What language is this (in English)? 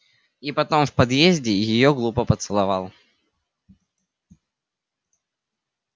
Russian